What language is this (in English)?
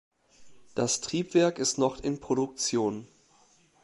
German